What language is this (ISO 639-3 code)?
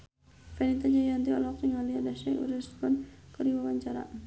sun